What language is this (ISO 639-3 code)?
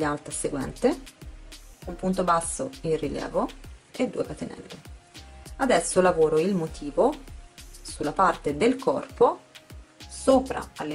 ita